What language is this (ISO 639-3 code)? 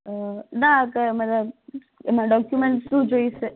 guj